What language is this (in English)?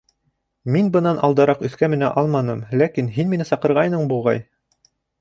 Bashkir